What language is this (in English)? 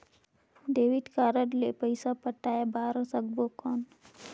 Chhattisgarhi